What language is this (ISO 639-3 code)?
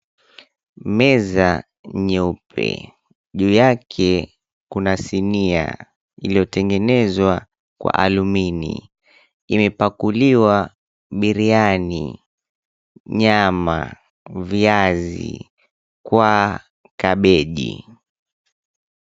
swa